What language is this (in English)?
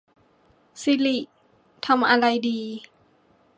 Thai